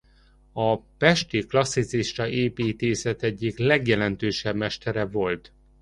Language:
Hungarian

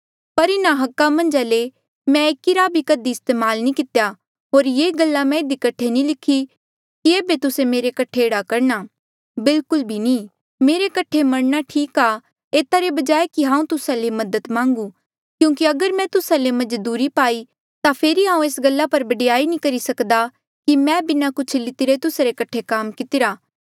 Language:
Mandeali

